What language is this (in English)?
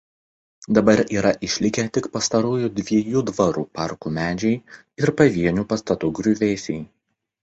Lithuanian